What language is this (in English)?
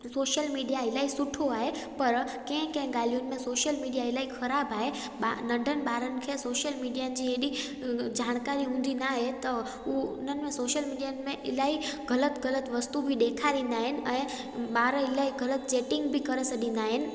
Sindhi